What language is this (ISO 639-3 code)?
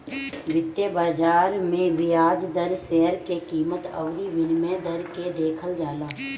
bho